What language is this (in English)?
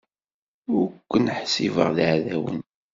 Kabyle